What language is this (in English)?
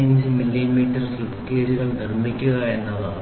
Malayalam